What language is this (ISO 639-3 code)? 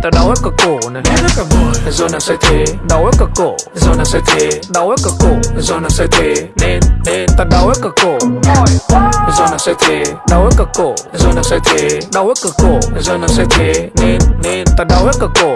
vie